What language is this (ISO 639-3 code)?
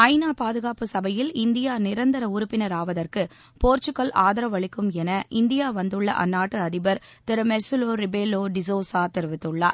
tam